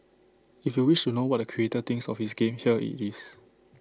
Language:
English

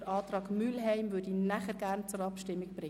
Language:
Swiss German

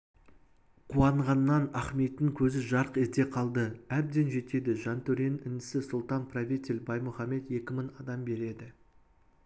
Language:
Kazakh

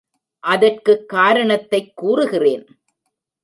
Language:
Tamil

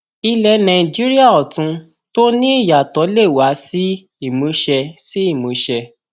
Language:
Yoruba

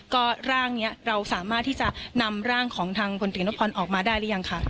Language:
Thai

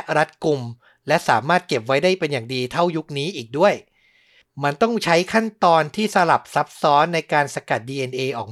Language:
Thai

